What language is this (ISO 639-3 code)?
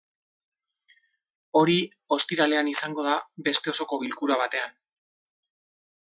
eus